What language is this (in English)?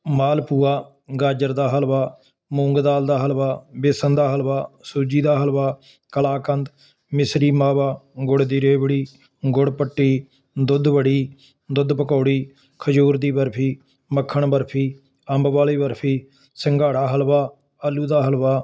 Punjabi